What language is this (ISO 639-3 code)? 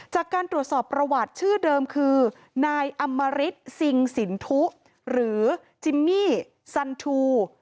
tha